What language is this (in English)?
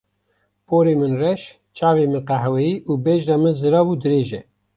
Kurdish